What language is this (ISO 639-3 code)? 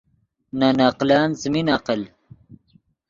ydg